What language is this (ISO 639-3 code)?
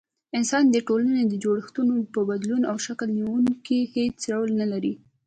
pus